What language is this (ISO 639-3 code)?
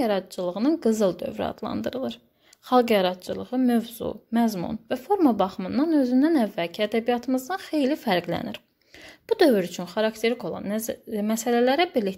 tur